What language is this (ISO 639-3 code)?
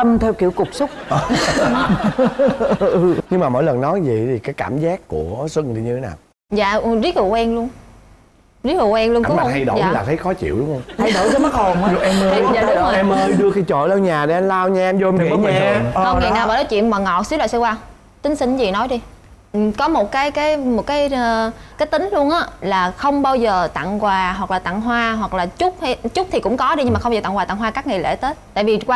vie